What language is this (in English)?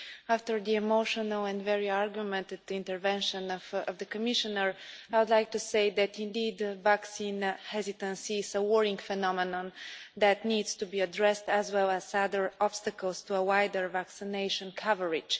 English